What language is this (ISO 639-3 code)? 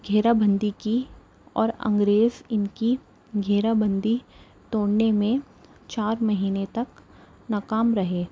urd